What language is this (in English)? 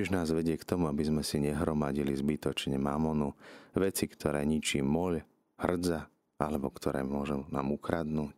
Slovak